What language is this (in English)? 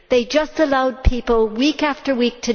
English